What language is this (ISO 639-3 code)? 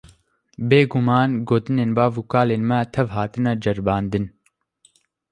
kur